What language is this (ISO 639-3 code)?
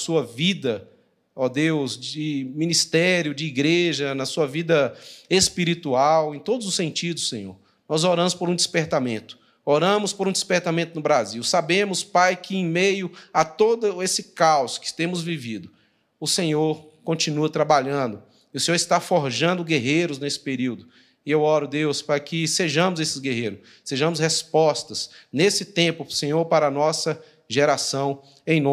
por